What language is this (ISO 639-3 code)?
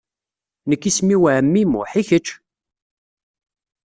kab